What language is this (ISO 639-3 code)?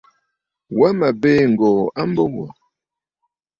bfd